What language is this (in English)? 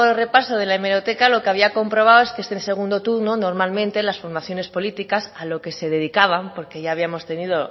Spanish